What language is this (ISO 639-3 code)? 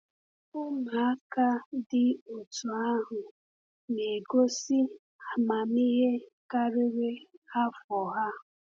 ibo